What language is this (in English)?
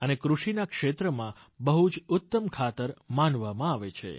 Gujarati